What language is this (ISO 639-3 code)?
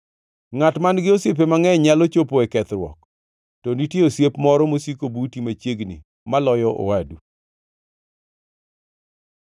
luo